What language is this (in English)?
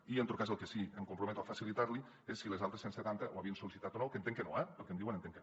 Catalan